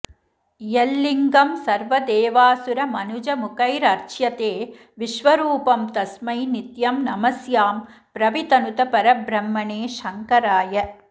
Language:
Sanskrit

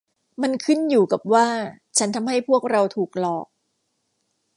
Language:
Thai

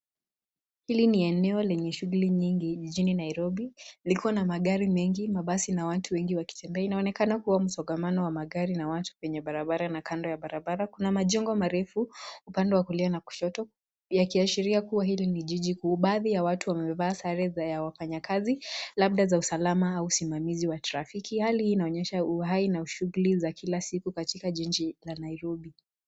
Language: Swahili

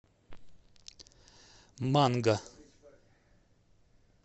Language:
Russian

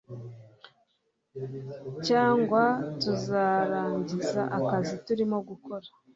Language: Kinyarwanda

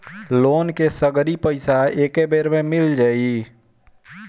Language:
Bhojpuri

